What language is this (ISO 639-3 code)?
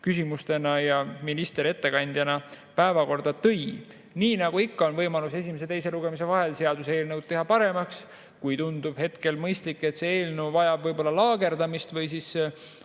est